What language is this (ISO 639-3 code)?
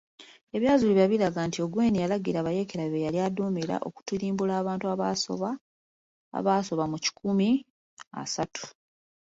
lug